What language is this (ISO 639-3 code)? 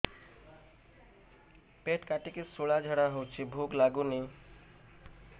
ori